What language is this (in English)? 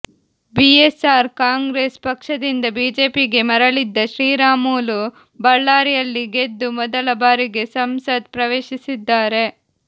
Kannada